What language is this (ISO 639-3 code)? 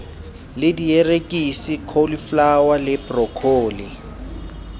sot